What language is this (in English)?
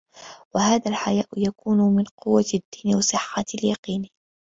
Arabic